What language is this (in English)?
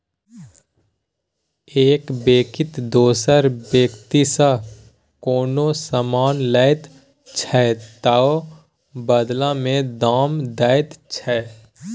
Maithili